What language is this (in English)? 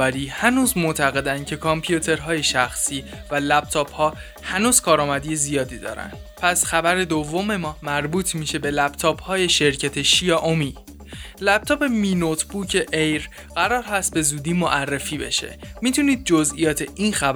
Persian